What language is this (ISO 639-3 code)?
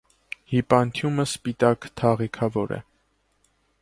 hye